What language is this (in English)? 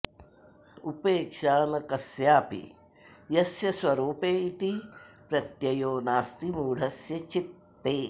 Sanskrit